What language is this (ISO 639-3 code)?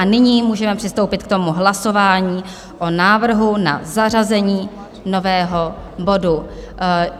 ces